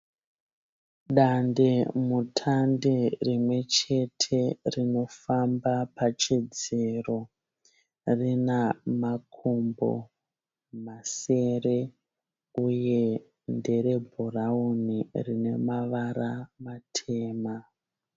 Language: Shona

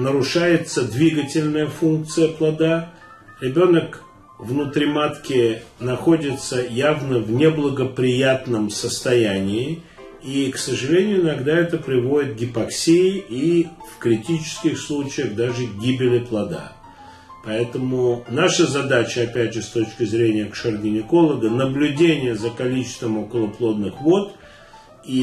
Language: Russian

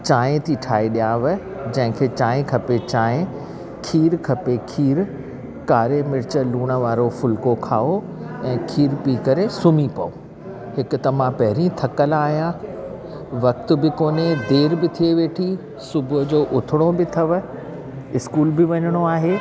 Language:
Sindhi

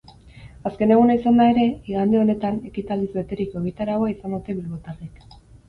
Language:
Basque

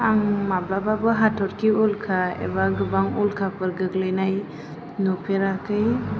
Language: Bodo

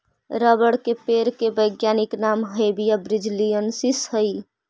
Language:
Magahi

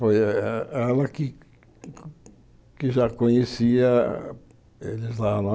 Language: Portuguese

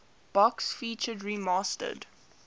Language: English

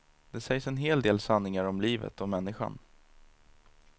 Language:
Swedish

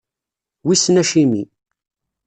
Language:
Kabyle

